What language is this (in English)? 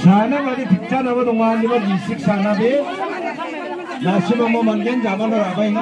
Thai